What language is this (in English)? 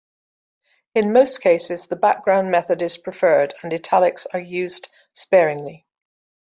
English